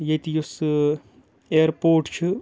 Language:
Kashmiri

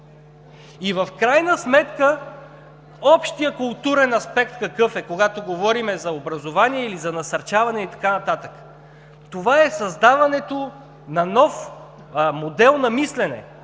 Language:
Bulgarian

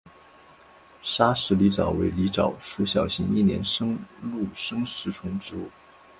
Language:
Chinese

